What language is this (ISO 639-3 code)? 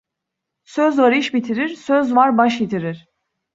tur